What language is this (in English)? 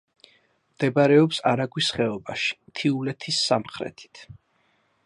Georgian